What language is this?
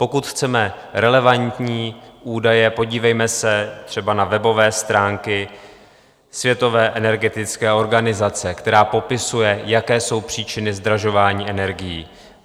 Czech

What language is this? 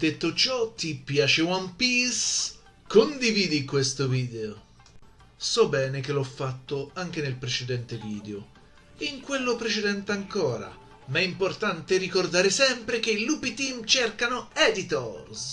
Italian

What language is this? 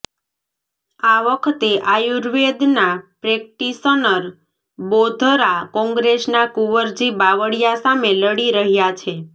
Gujarati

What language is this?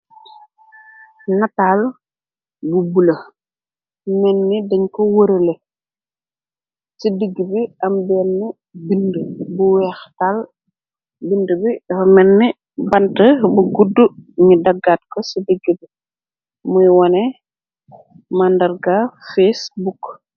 Wolof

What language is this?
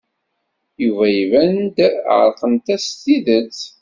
Kabyle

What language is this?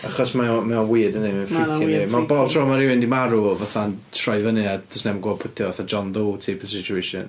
Welsh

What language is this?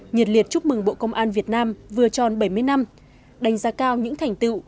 Vietnamese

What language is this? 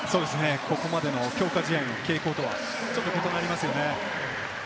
Japanese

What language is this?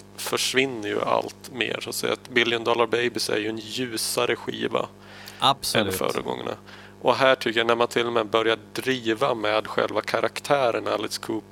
Swedish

